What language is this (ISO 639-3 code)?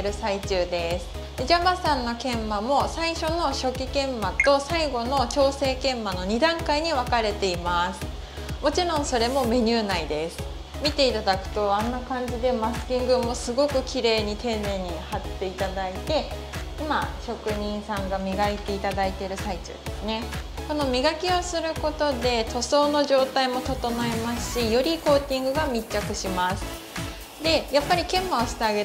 jpn